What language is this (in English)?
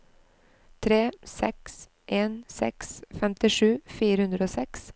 Norwegian